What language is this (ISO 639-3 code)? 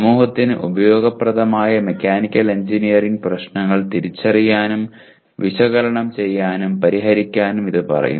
mal